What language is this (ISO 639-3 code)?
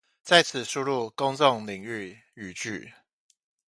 zho